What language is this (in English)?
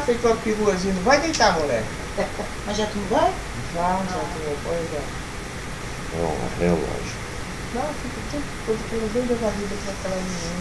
Portuguese